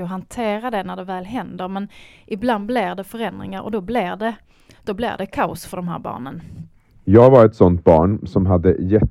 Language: Swedish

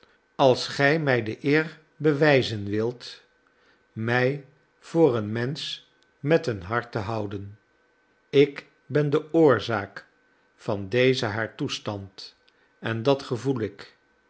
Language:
Dutch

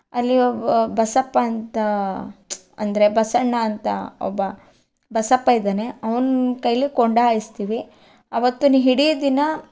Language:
Kannada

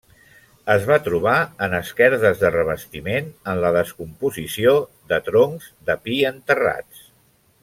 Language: Catalan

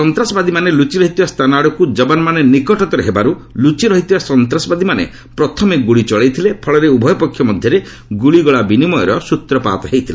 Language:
Odia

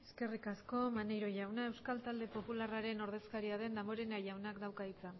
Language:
Basque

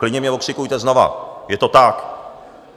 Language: Czech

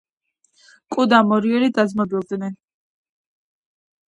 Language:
Georgian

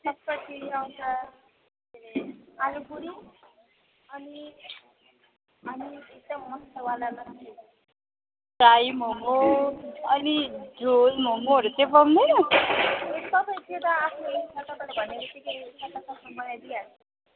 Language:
Nepali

